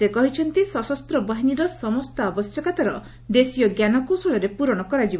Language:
Odia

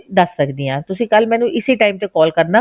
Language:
Punjabi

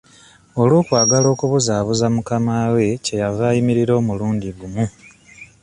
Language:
Ganda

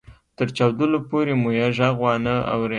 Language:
Pashto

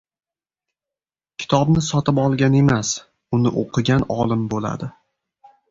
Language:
Uzbek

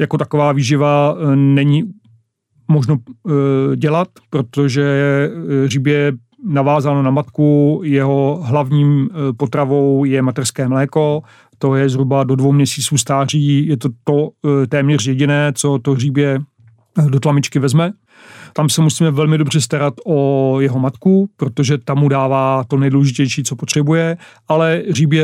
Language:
Czech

